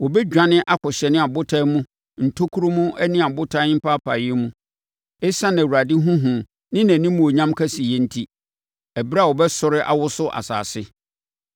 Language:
Akan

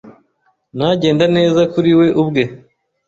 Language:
Kinyarwanda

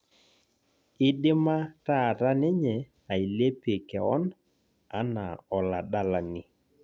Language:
Masai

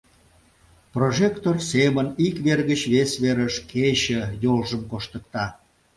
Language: Mari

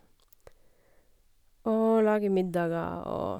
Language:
Norwegian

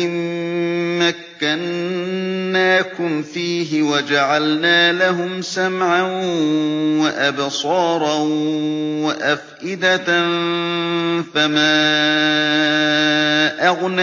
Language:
Arabic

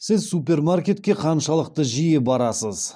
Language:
Kazakh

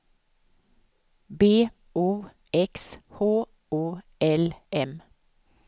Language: Swedish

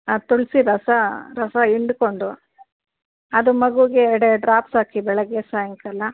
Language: Kannada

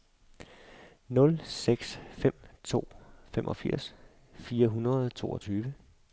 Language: Danish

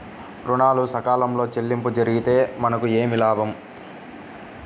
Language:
Telugu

